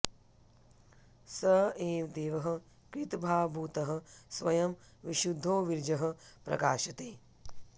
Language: Sanskrit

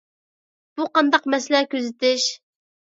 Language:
Uyghur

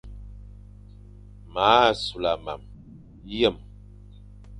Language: Fang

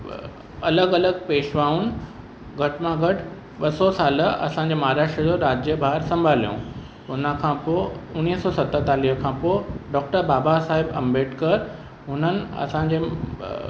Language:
Sindhi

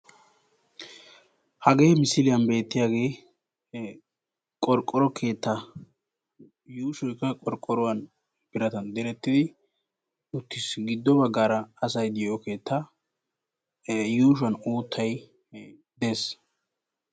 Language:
Wolaytta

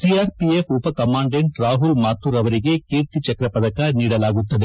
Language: Kannada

